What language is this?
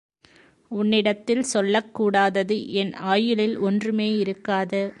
Tamil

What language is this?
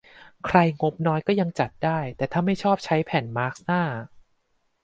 Thai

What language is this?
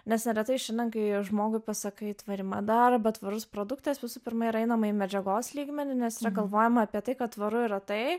Lithuanian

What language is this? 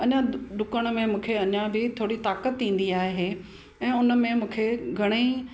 Sindhi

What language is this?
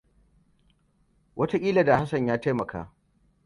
Hausa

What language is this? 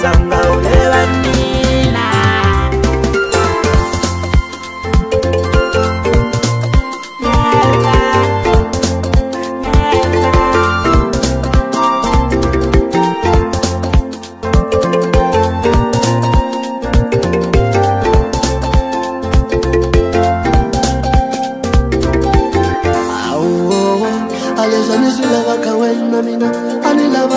Romanian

